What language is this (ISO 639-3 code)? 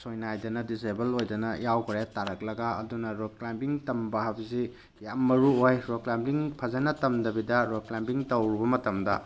mni